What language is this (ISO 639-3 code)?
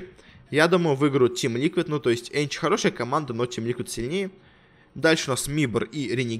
rus